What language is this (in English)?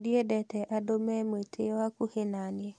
Kikuyu